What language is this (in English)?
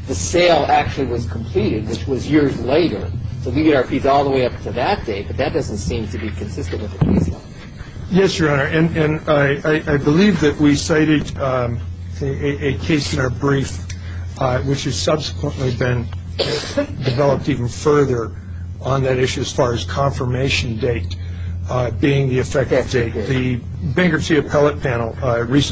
English